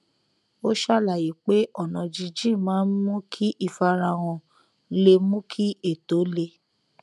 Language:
Yoruba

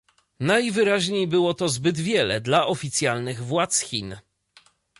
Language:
Polish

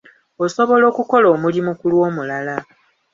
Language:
Ganda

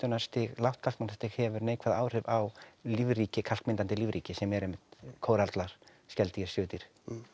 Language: Icelandic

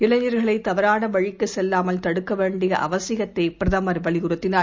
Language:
Tamil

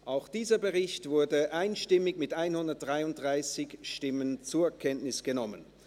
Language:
Swiss German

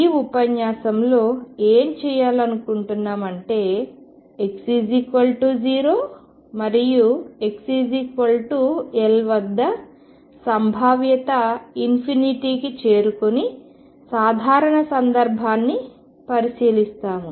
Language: Telugu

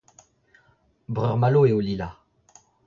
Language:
Breton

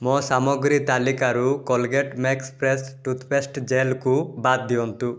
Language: Odia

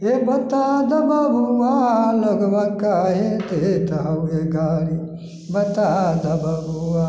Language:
Maithili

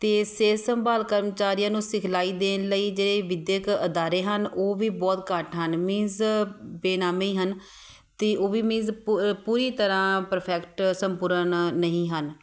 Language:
Punjabi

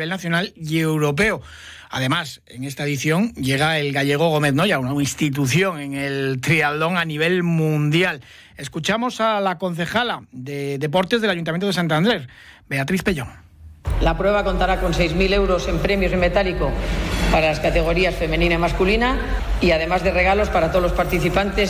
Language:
Spanish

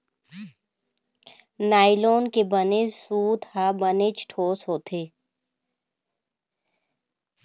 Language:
Chhattisgarhi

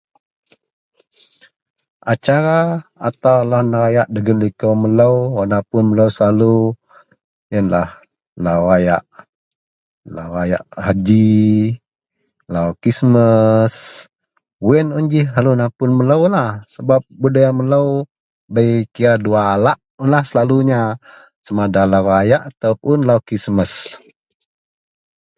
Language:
Central Melanau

